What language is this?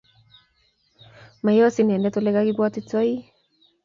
Kalenjin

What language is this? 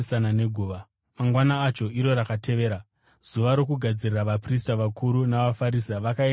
Shona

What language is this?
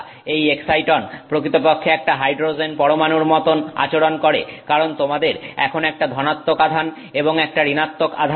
Bangla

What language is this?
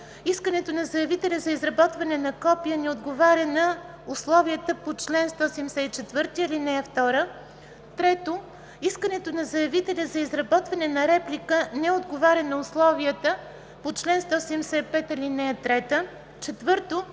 Bulgarian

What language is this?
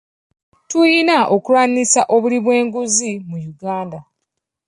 Ganda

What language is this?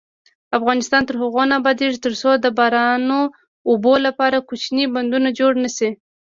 Pashto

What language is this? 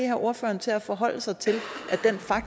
Danish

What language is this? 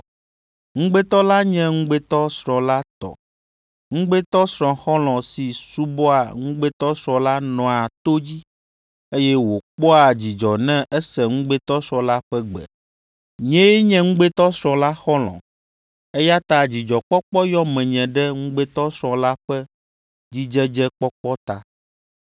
Ewe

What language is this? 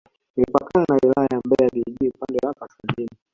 Swahili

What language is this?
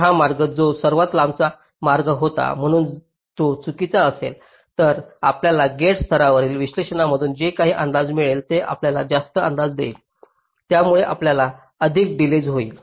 Marathi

